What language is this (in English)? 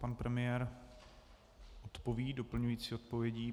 Czech